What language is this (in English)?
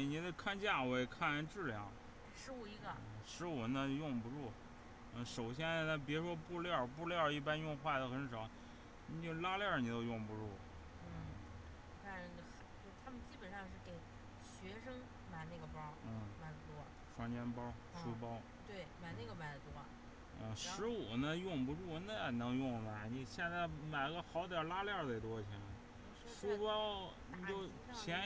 Chinese